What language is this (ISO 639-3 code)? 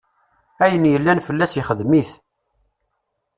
kab